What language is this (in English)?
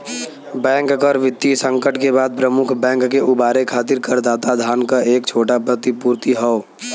Bhojpuri